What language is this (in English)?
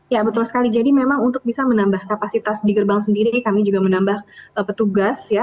Indonesian